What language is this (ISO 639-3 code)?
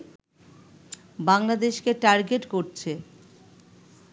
ben